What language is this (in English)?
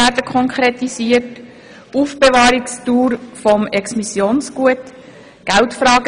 Swiss German